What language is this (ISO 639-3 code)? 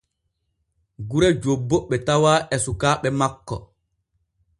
fue